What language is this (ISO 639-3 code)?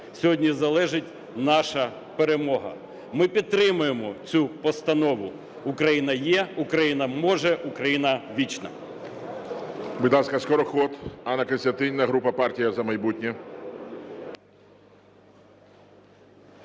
ukr